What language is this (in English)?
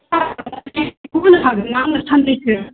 Bodo